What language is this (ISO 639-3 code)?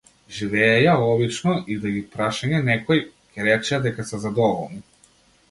mkd